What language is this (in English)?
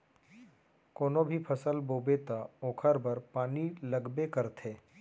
Chhattisgarhi